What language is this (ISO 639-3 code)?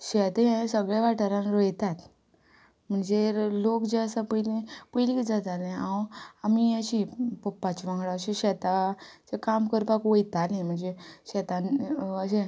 kok